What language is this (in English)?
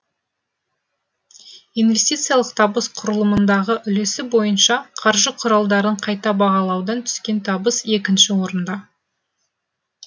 Kazakh